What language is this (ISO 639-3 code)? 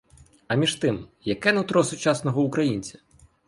ukr